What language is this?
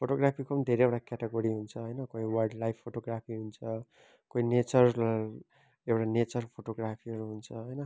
Nepali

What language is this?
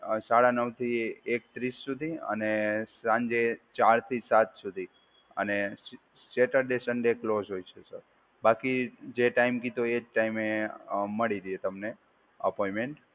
Gujarati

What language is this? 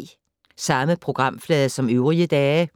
Danish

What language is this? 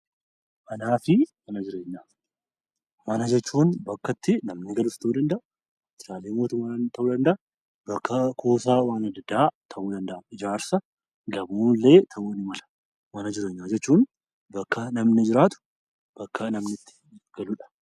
Oromo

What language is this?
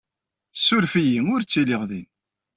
Kabyle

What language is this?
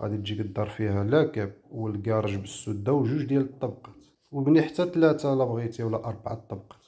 Arabic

